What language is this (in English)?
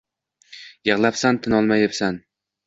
Uzbek